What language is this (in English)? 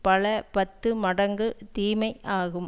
Tamil